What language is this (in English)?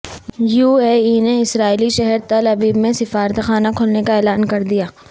Urdu